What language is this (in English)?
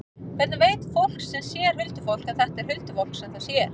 Icelandic